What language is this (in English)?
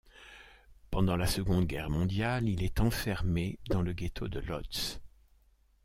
French